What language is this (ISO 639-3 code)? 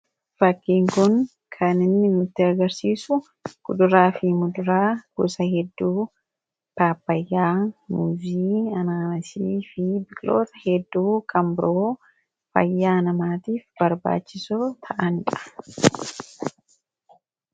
orm